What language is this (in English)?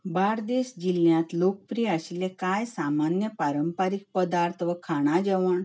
Konkani